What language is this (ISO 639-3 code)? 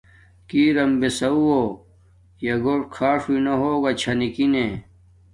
dmk